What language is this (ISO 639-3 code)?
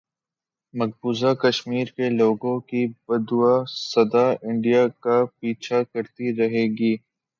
urd